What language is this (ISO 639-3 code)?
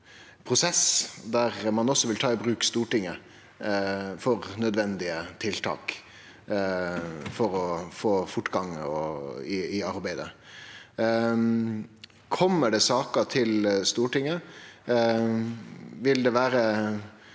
nor